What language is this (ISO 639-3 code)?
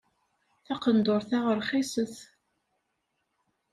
kab